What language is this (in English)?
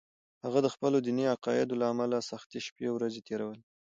Pashto